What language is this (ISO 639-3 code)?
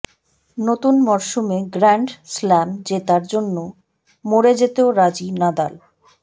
ben